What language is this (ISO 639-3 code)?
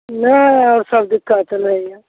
mai